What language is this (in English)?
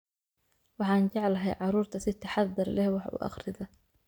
Somali